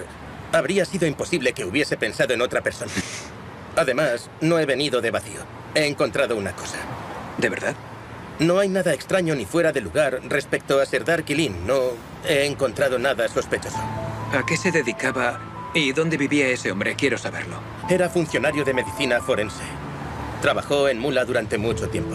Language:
Spanish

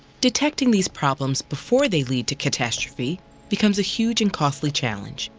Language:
English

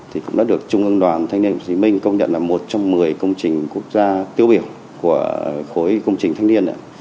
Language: Vietnamese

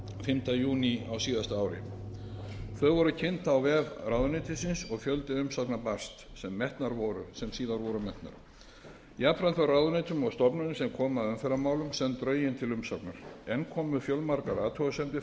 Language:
Icelandic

